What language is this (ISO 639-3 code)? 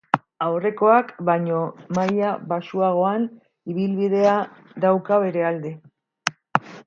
eus